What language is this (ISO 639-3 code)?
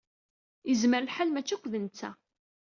kab